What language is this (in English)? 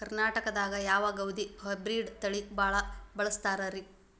Kannada